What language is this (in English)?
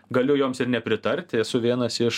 Lithuanian